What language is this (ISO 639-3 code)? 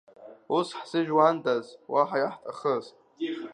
abk